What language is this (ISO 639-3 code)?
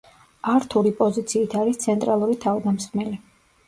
kat